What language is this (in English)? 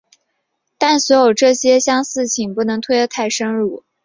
Chinese